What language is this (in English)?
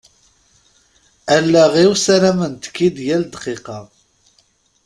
Kabyle